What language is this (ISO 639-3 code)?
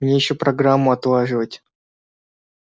rus